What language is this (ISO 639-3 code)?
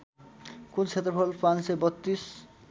nep